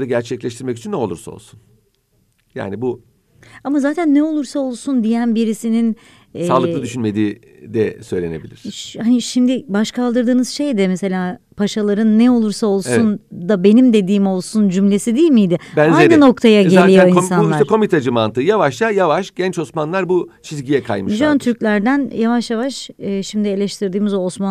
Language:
Turkish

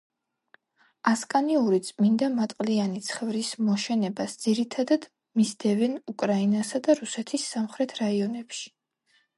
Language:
Georgian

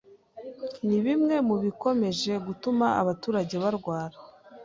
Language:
Kinyarwanda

